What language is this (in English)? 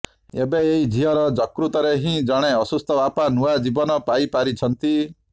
Odia